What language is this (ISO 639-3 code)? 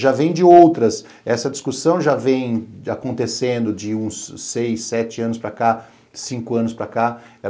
por